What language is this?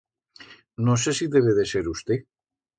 Aragonese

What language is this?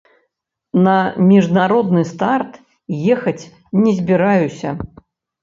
Belarusian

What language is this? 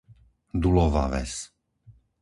Slovak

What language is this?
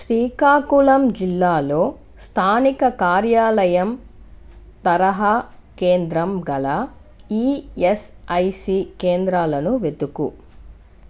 Telugu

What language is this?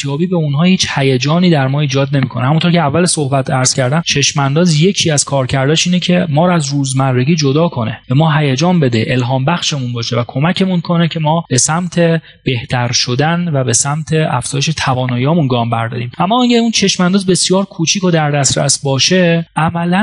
Persian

